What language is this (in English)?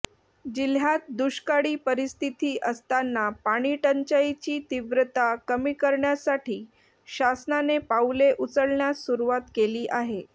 Marathi